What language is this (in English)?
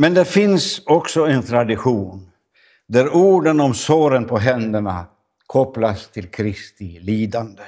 Swedish